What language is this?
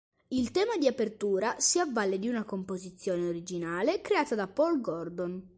Italian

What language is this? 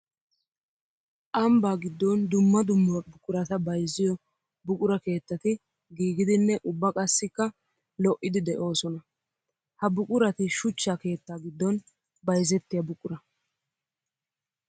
Wolaytta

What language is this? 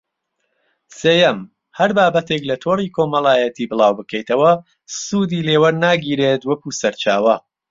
Central Kurdish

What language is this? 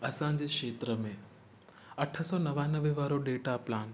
Sindhi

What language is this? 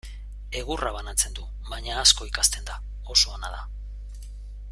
Basque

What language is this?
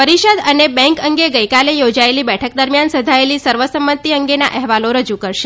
Gujarati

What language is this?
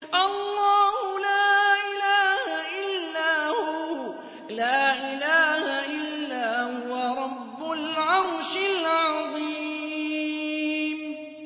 Arabic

